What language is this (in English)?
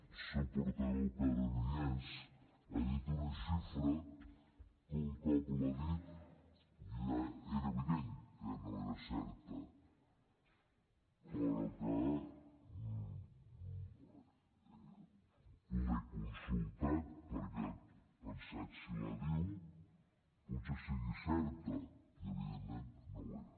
Catalan